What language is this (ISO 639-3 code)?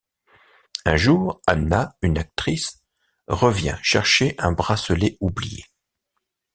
fra